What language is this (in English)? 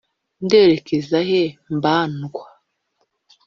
Kinyarwanda